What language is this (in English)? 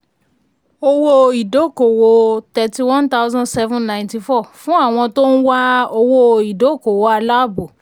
Yoruba